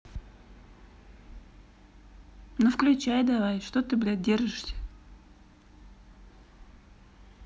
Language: Russian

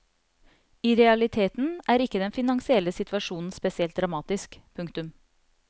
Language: Norwegian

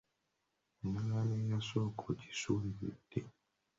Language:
Ganda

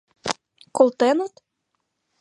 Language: Mari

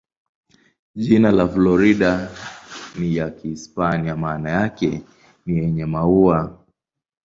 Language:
Swahili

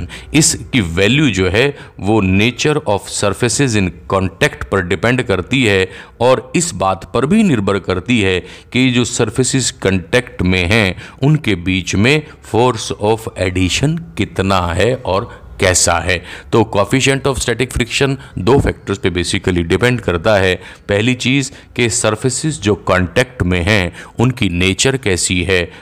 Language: Hindi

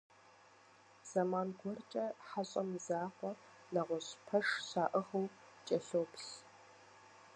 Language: Kabardian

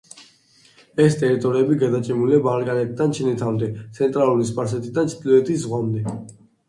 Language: Georgian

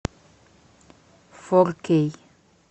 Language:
Russian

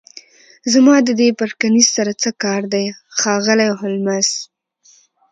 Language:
Pashto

